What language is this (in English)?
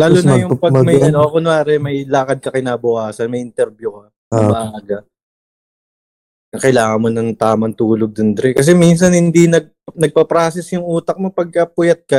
Filipino